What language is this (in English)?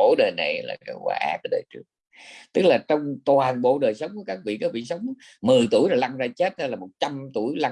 Vietnamese